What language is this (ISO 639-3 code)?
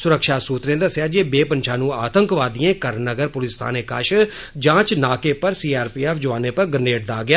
doi